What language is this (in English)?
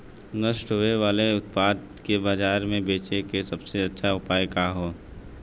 Bhojpuri